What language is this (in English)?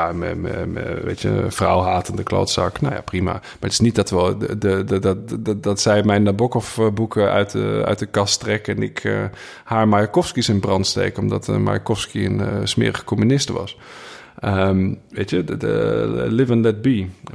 Dutch